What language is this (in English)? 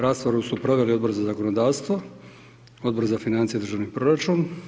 Croatian